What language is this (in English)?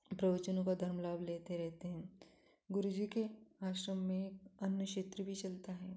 Hindi